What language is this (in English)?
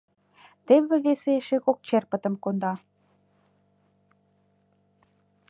Mari